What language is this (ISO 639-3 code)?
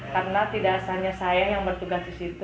ind